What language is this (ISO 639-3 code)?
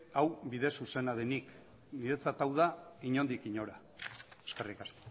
eus